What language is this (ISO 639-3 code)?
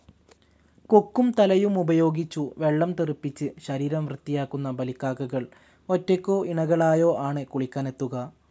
mal